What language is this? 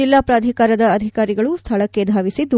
Kannada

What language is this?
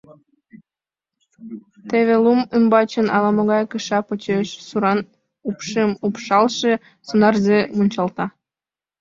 Mari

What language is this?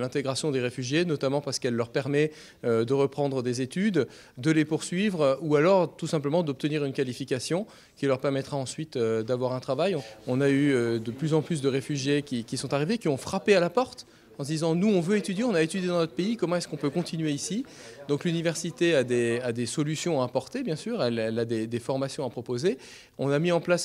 French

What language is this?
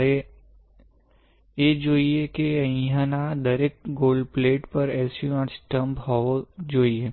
Gujarati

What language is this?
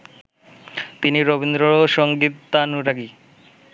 Bangla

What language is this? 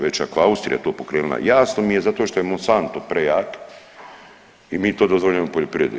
Croatian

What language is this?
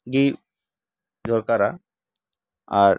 Santali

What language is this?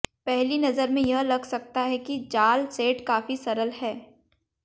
Hindi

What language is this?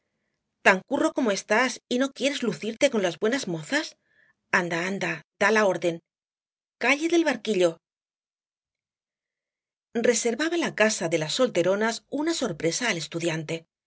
Spanish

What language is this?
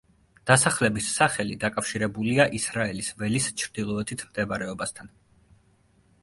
Georgian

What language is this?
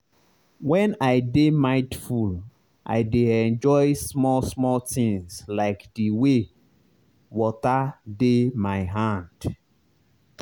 Nigerian Pidgin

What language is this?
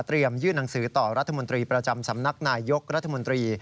Thai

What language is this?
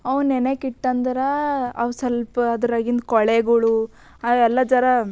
Kannada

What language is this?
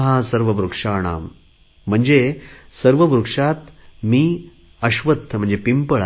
Marathi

